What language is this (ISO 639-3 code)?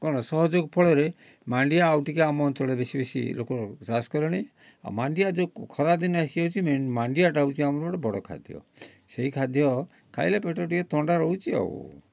ori